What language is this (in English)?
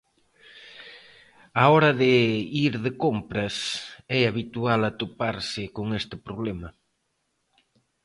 Galician